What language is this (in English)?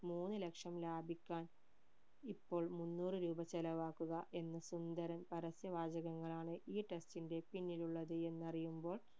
Malayalam